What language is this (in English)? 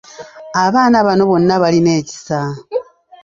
Ganda